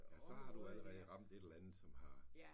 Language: Danish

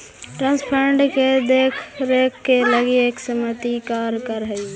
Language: Magahi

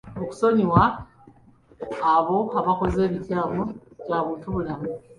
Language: Ganda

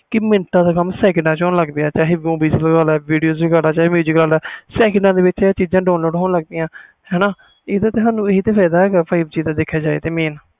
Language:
Punjabi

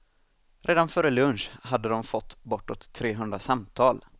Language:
Swedish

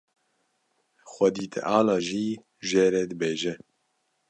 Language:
Kurdish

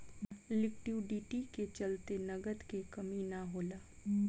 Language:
Bhojpuri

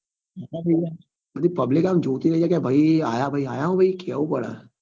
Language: Gujarati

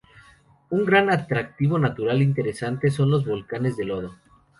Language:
Spanish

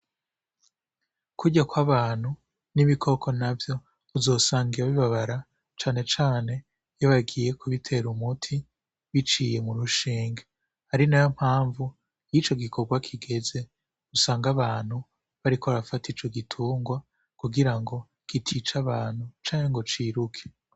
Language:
Rundi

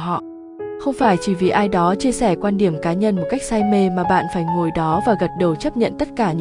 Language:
Vietnamese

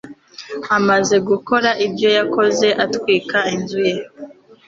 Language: Kinyarwanda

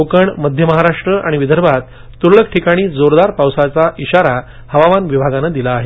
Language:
Marathi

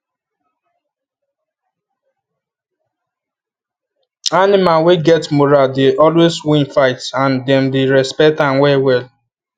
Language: Nigerian Pidgin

